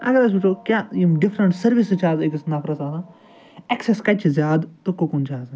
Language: Kashmiri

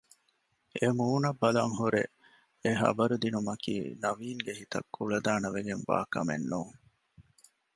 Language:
Divehi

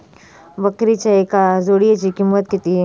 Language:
Marathi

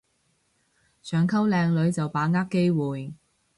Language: Cantonese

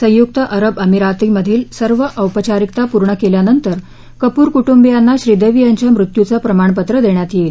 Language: Marathi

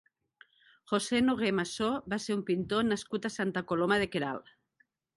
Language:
Catalan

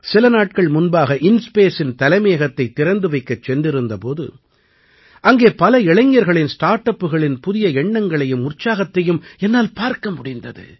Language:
Tamil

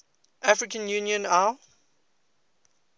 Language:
English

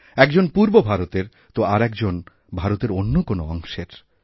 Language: Bangla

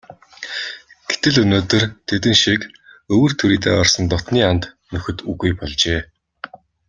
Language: Mongolian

